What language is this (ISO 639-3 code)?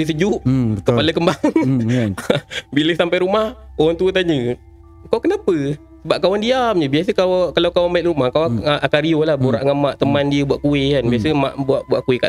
msa